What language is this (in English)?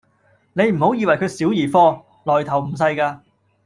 Cantonese